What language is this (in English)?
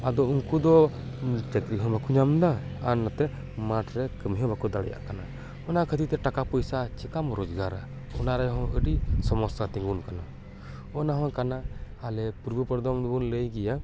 Santali